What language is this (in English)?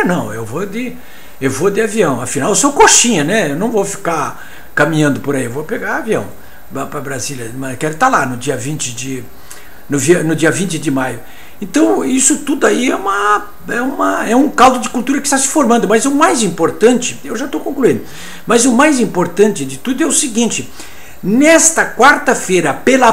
Portuguese